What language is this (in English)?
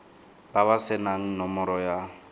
Tswana